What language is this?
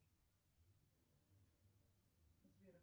Russian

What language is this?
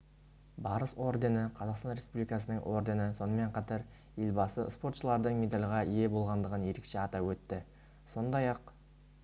Kazakh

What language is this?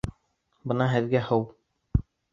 Bashkir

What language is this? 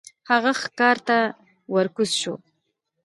Pashto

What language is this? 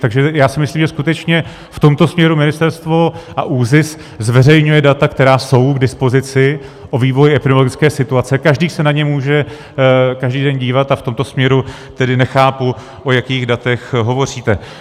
Czech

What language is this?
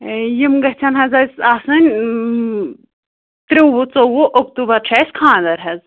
Kashmiri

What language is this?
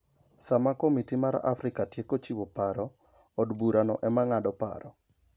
Luo (Kenya and Tanzania)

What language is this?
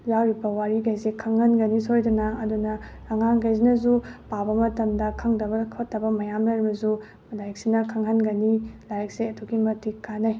Manipuri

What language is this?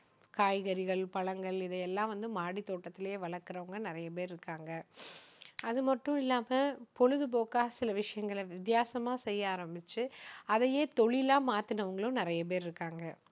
Tamil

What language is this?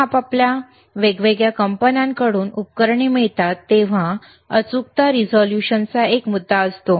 Marathi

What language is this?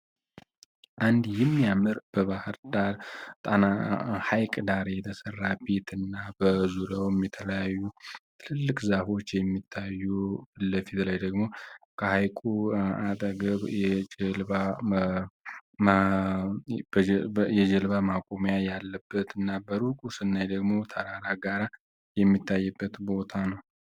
Amharic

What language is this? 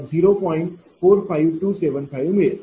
Marathi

